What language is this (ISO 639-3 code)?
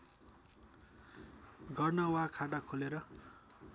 nep